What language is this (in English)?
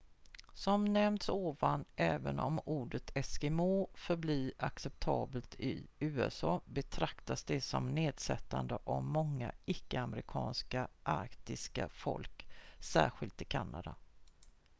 Swedish